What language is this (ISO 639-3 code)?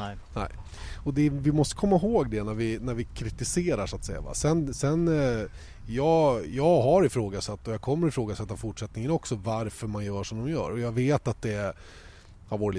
swe